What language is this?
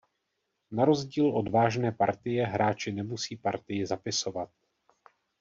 Czech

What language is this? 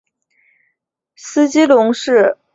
Chinese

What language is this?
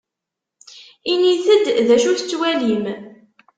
Kabyle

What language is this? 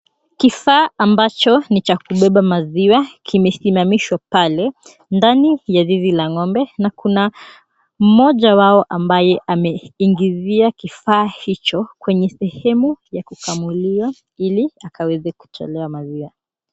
Swahili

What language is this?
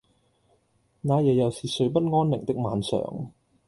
Cantonese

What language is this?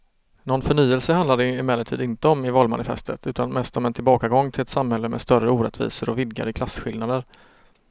Swedish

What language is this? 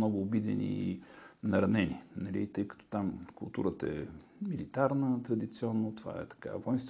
Bulgarian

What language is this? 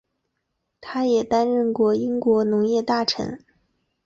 Chinese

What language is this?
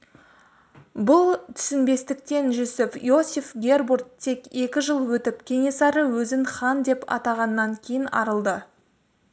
Kazakh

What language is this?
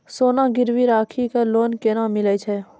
Maithili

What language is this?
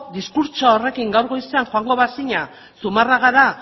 Basque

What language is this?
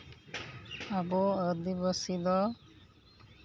Santali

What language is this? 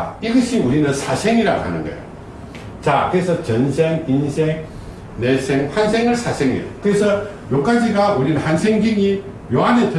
Korean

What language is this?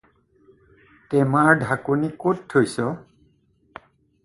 Assamese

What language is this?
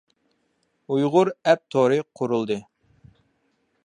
Uyghur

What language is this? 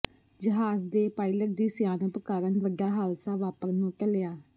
Punjabi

